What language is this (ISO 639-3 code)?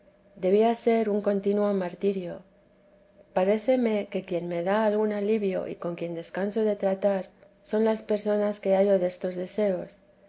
spa